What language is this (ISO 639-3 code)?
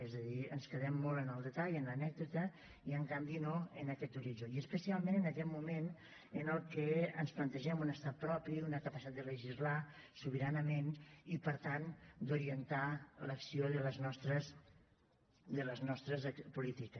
cat